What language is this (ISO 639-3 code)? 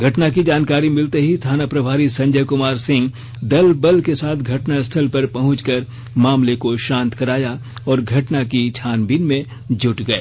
hin